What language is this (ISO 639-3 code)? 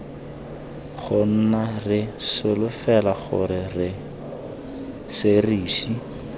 tsn